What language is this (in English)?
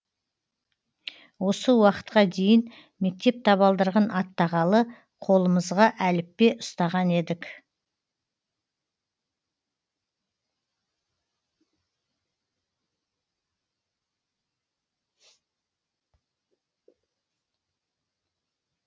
Kazakh